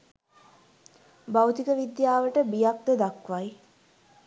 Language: Sinhala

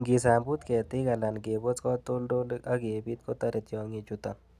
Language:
Kalenjin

